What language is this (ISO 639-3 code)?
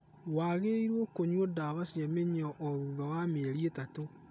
kik